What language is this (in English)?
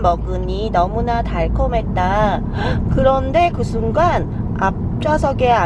Korean